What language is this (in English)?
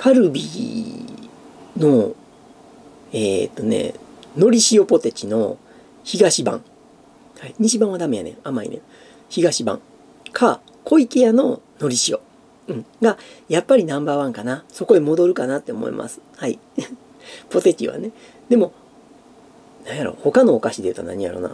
Japanese